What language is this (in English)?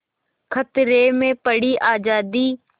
Hindi